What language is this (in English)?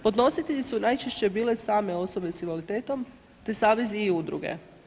Croatian